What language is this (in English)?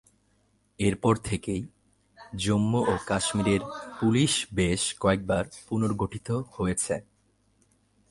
Bangla